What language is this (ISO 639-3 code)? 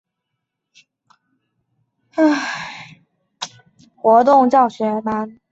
zho